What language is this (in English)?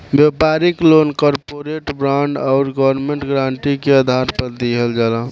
Bhojpuri